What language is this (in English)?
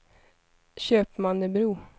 Swedish